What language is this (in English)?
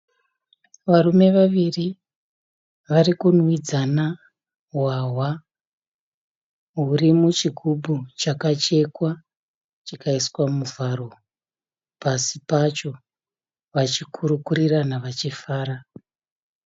Shona